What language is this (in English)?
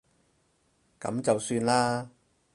Cantonese